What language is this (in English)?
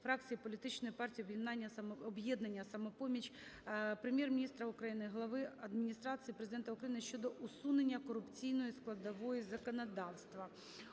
Ukrainian